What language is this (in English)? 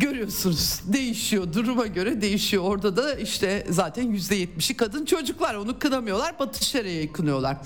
Turkish